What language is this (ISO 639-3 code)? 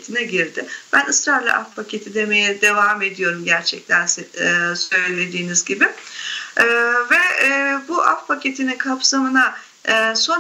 tur